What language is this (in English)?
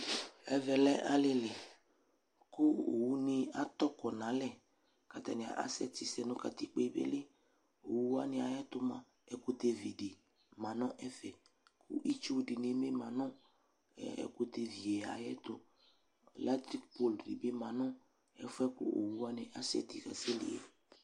Ikposo